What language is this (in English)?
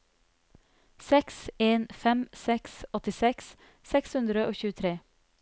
Norwegian